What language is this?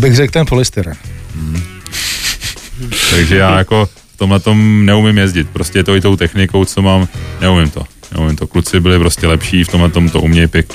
Czech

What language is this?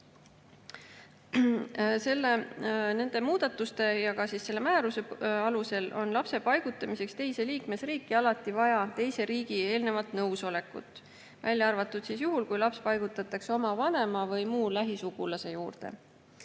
Estonian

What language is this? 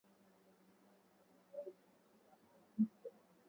Swahili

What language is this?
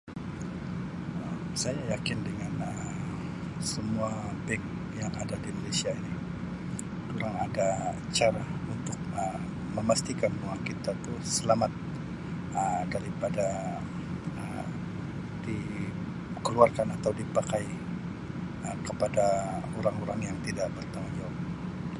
Sabah Malay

